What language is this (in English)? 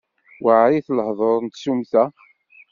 Kabyle